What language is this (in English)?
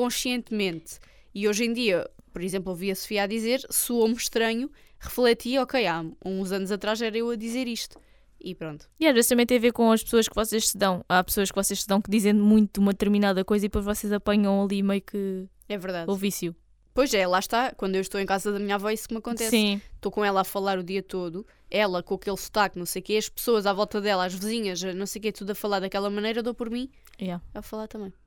Portuguese